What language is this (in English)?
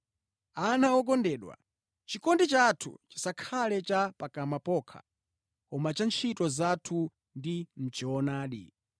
Nyanja